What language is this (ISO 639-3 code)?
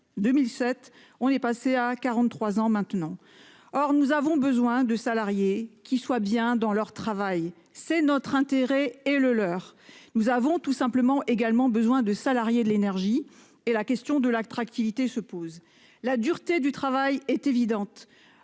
fra